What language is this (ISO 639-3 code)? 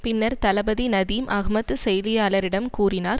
tam